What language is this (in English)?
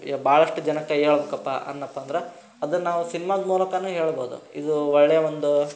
Kannada